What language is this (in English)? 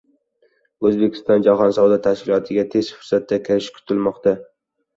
Uzbek